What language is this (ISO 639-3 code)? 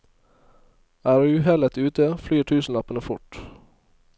nor